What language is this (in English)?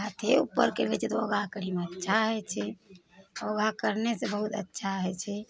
Maithili